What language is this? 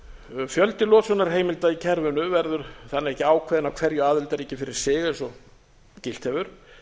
Icelandic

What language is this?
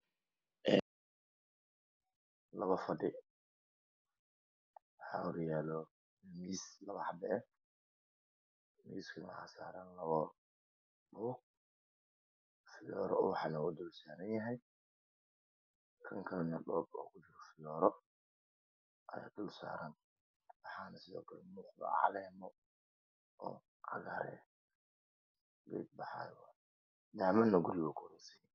Somali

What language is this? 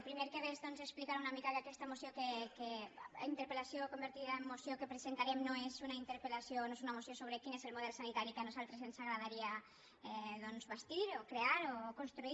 Catalan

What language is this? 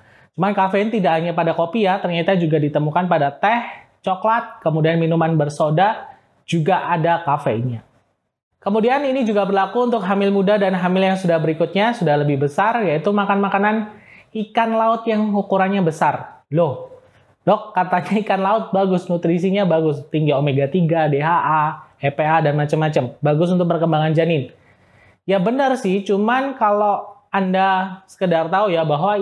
Indonesian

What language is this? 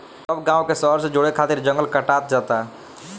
Bhojpuri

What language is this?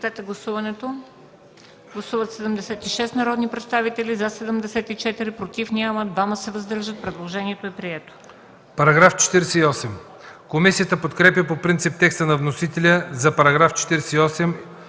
Bulgarian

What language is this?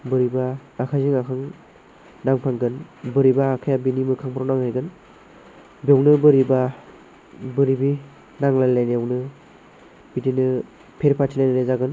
Bodo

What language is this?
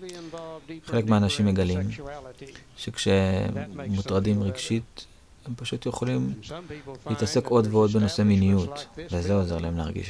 Hebrew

